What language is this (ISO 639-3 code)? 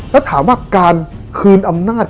tha